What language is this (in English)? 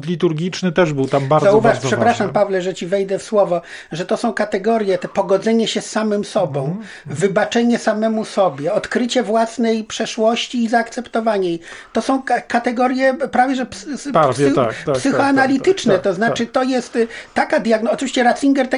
Polish